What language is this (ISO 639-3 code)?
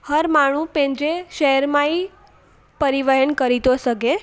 snd